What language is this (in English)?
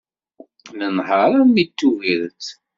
Kabyle